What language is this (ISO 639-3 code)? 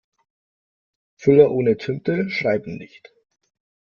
deu